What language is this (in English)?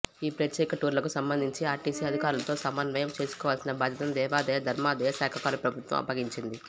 Telugu